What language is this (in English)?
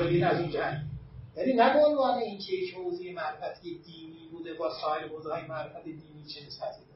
Persian